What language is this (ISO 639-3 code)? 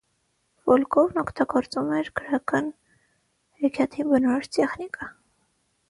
hye